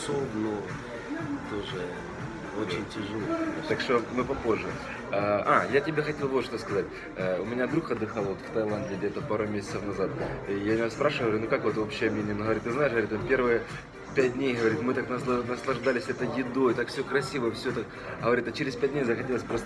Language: Russian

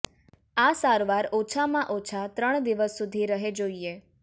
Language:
Gujarati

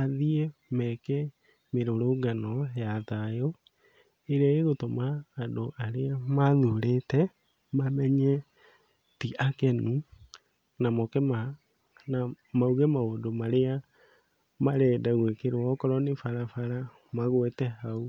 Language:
Kikuyu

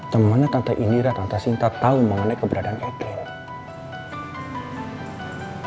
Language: Indonesian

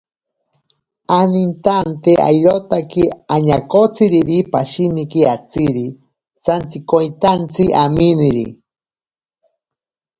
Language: Ashéninka Perené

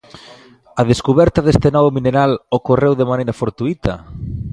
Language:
Galician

